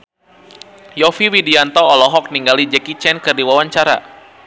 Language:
Sundanese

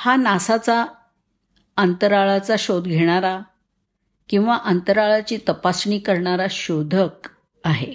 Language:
Marathi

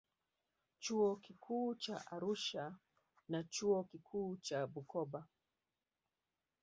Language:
Swahili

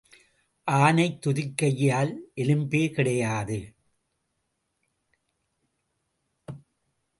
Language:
Tamil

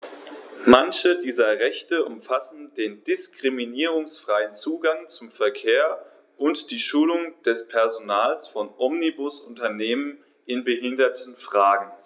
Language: German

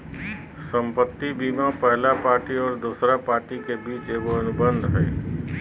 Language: Magahi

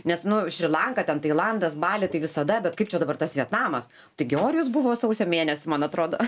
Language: Lithuanian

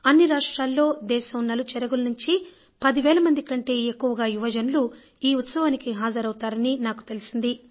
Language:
Telugu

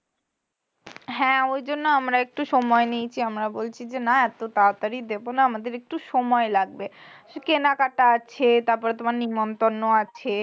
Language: Bangla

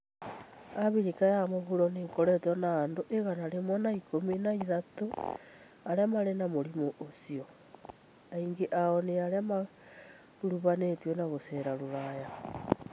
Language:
Kikuyu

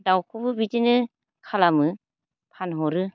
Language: Bodo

